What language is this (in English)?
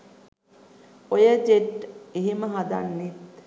Sinhala